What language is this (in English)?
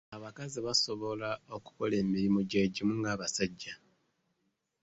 Ganda